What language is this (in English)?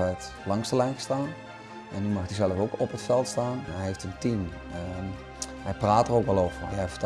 Dutch